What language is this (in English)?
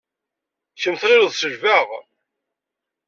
Kabyle